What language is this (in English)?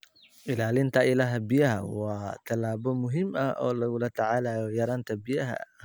Somali